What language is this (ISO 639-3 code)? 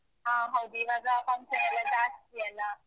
kan